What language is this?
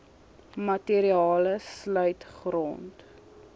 Afrikaans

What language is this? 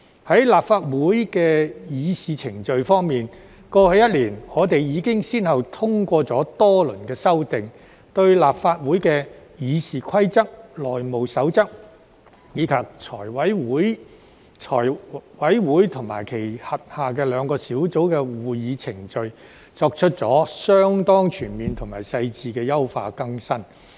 Cantonese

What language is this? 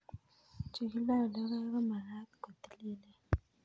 Kalenjin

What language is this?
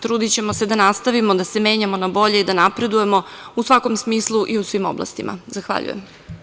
Serbian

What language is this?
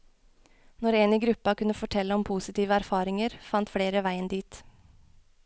Norwegian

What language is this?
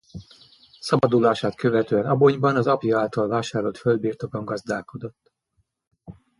Hungarian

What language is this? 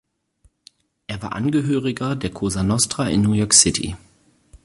German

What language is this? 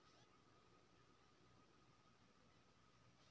Maithili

